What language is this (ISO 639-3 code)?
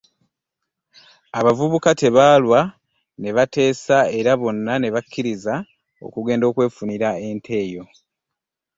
lug